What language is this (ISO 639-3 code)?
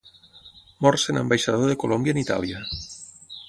cat